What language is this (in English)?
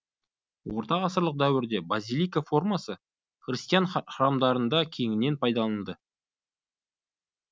Kazakh